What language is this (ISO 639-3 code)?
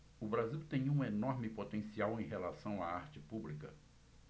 por